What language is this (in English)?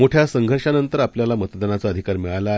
Marathi